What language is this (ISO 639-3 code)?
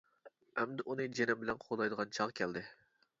uig